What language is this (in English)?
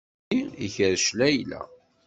Kabyle